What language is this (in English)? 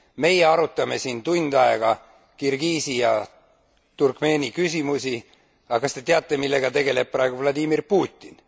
Estonian